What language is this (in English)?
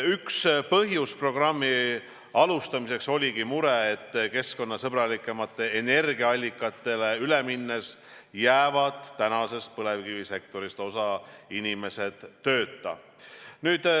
Estonian